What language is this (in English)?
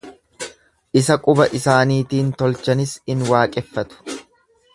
Oromo